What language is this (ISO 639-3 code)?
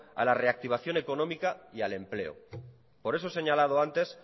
spa